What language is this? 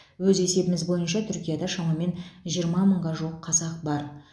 Kazakh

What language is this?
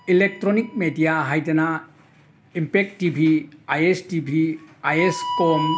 Manipuri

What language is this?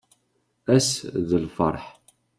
Kabyle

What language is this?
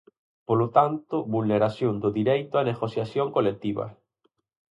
Galician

